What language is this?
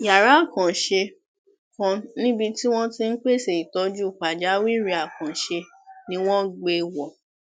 Yoruba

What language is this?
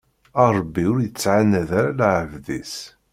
Kabyle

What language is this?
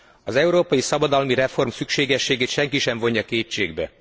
Hungarian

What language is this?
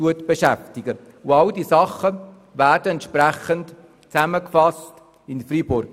Swiss German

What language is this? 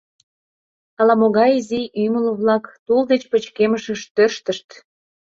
Mari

